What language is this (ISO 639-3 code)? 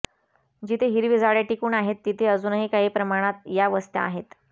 mar